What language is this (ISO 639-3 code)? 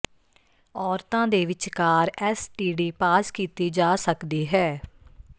pan